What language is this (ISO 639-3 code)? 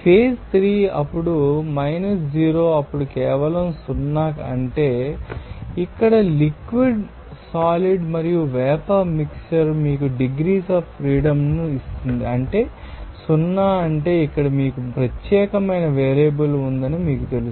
tel